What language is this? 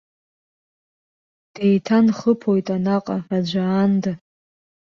Abkhazian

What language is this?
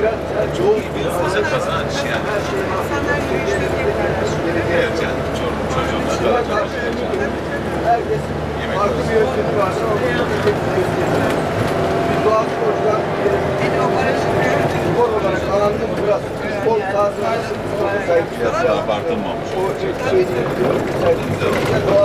Turkish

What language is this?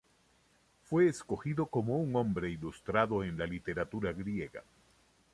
Spanish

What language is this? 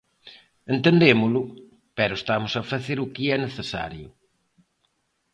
Galician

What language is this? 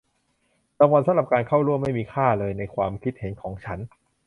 Thai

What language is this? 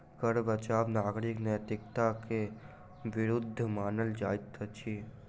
Maithili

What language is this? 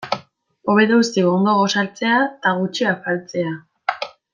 Basque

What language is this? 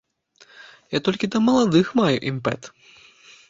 Belarusian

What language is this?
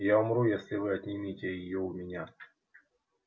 Russian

